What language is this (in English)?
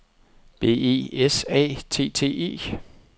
Danish